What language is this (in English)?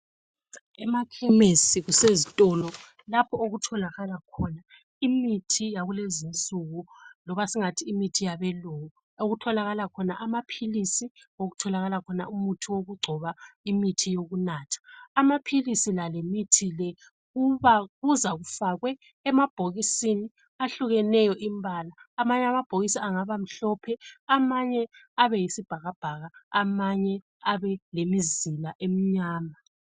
North Ndebele